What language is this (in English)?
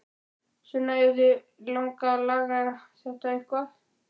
Icelandic